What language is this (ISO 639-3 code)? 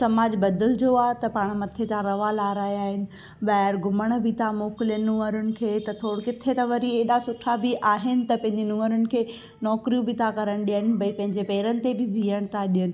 snd